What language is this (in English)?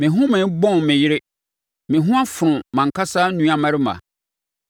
Akan